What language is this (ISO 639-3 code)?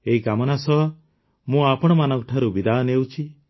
ori